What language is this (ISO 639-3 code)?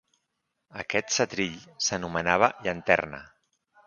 cat